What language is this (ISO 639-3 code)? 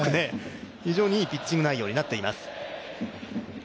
jpn